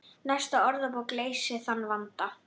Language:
Icelandic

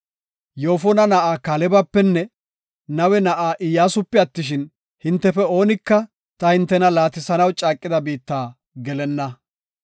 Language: Gofa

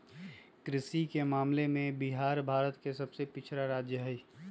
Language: Magahi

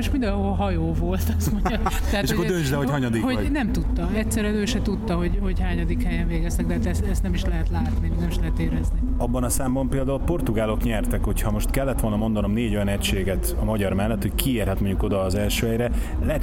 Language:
Hungarian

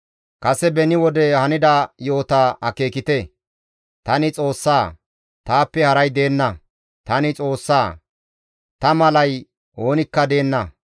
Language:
Gamo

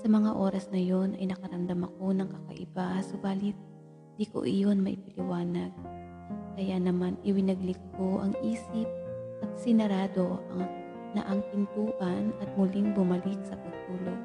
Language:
Filipino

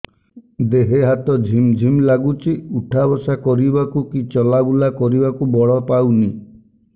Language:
Odia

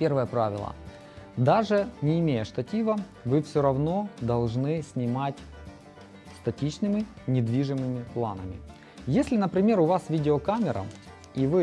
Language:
Russian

